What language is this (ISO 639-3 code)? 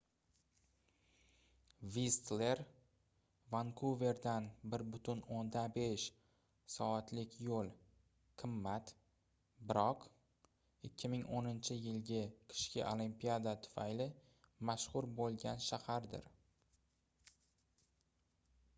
uzb